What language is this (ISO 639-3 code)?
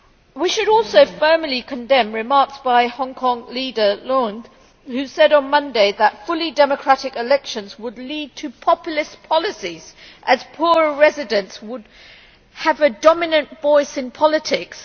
eng